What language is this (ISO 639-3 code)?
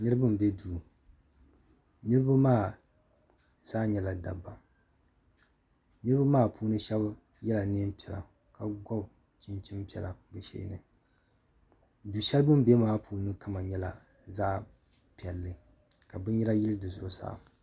dag